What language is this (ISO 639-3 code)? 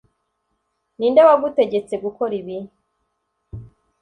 kin